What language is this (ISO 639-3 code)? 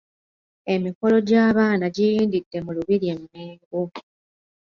lug